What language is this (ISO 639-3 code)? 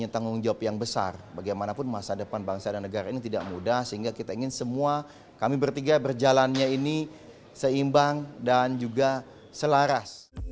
ind